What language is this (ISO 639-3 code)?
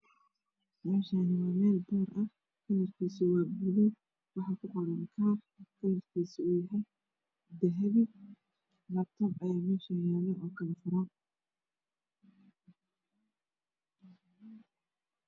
som